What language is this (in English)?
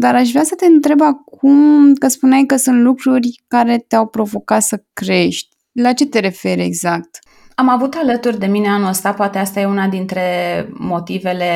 Romanian